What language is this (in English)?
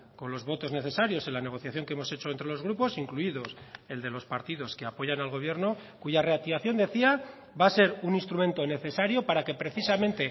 Spanish